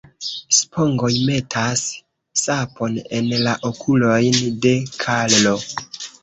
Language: Esperanto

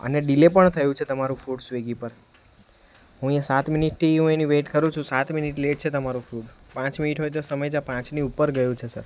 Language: Gujarati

